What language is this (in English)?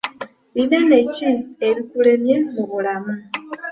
Ganda